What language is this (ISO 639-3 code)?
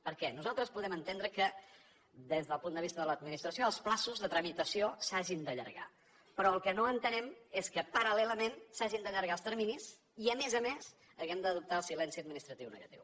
cat